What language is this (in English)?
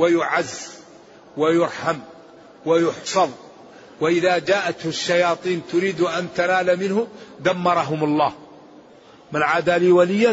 Arabic